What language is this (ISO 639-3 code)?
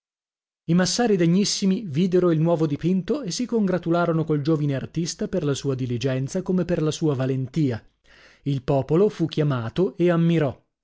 ita